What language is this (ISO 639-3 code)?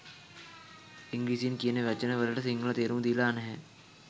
sin